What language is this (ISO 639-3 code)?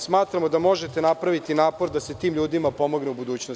srp